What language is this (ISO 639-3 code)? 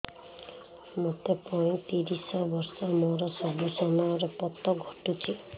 ori